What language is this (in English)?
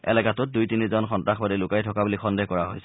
Assamese